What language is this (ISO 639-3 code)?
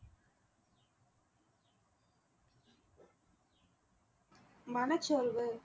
tam